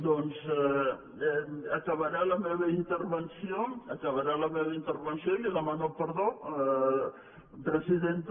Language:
Catalan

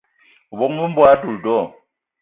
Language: Eton (Cameroon)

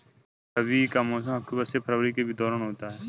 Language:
Hindi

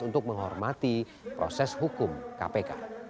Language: Indonesian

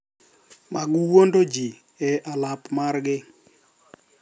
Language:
Luo (Kenya and Tanzania)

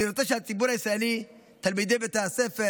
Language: Hebrew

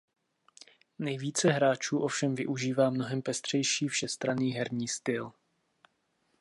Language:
Czech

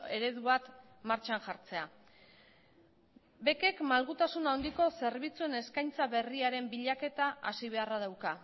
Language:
Basque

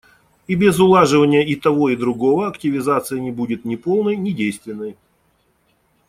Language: Russian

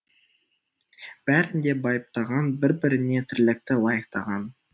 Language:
Kazakh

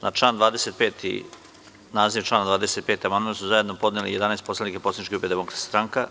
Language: Serbian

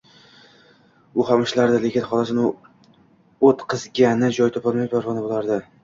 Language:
Uzbek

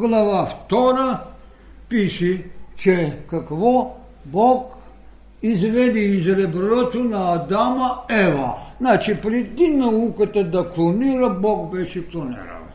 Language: Bulgarian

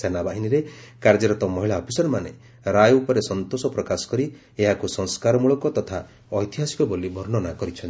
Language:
Odia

